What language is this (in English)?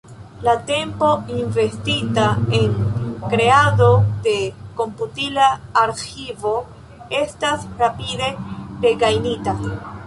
Esperanto